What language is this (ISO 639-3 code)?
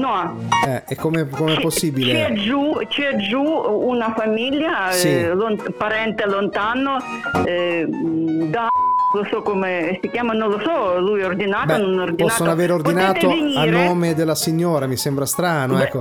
ita